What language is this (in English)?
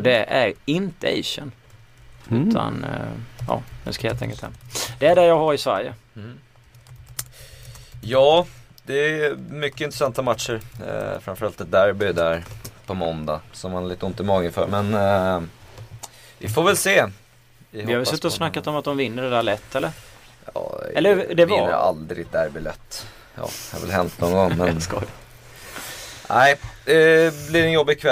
Swedish